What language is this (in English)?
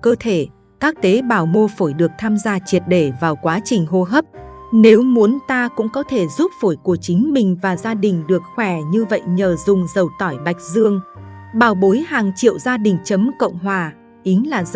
Vietnamese